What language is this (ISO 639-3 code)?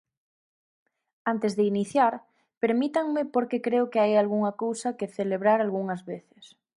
glg